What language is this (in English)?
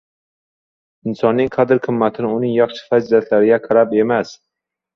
Uzbek